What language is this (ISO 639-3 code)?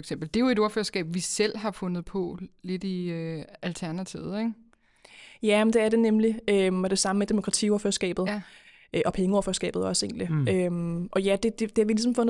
dan